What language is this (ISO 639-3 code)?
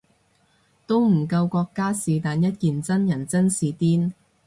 yue